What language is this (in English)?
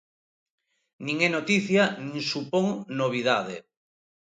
Galician